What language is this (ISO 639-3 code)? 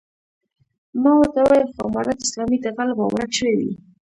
pus